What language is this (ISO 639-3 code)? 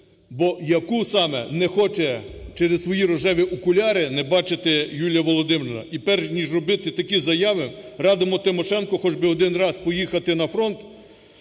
ukr